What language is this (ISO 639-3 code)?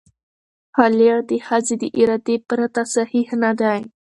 pus